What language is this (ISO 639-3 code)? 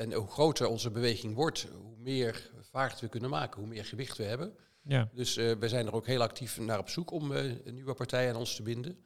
nld